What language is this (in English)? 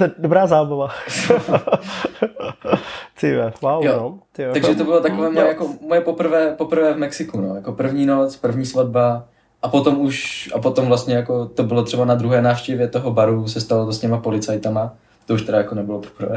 Czech